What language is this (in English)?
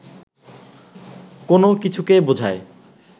Bangla